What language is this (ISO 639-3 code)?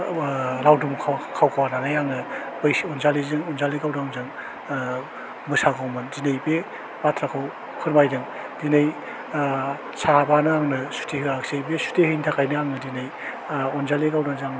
brx